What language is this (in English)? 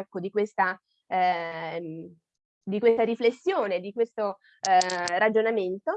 Italian